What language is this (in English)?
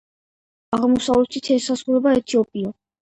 Georgian